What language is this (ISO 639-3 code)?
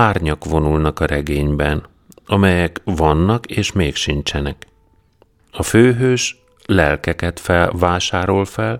hun